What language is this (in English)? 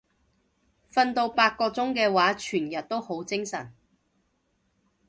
Cantonese